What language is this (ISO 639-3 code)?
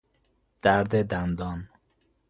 fas